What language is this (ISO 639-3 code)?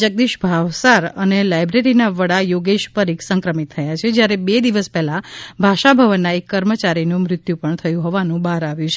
guj